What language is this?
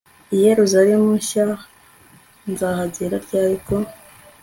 Kinyarwanda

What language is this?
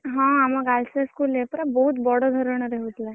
Odia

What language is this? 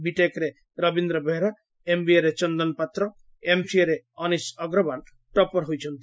Odia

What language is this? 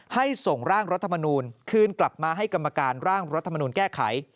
Thai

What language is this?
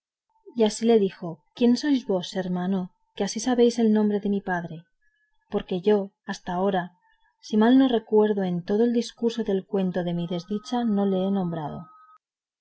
Spanish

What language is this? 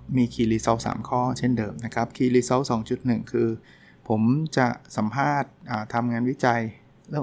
Thai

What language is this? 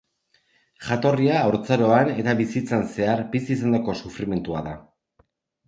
Basque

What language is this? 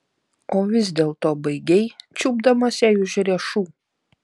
Lithuanian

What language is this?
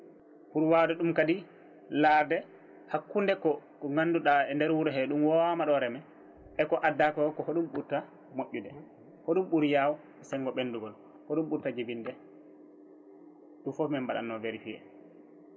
Fula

